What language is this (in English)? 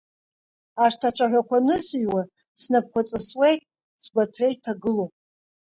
Abkhazian